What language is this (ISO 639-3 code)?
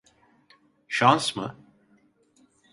tur